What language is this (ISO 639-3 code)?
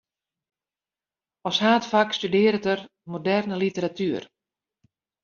fry